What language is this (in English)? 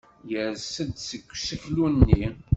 Kabyle